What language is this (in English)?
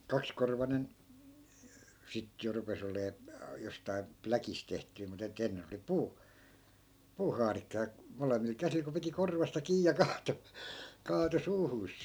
Finnish